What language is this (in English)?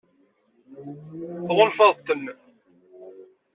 Kabyle